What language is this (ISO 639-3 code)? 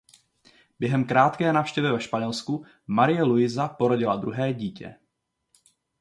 ces